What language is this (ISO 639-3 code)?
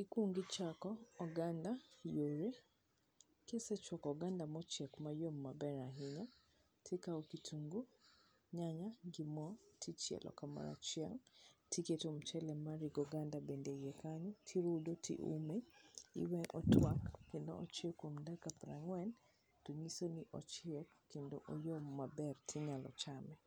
luo